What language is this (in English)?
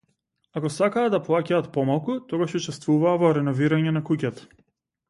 Macedonian